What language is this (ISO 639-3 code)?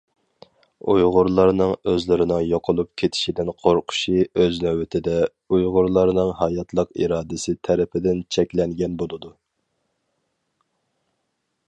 uig